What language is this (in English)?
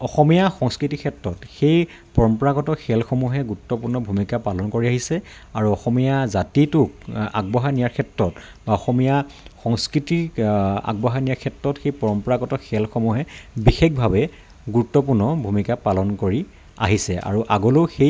Assamese